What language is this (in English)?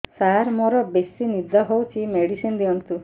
Odia